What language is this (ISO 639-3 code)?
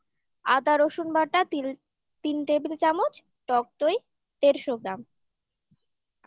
ben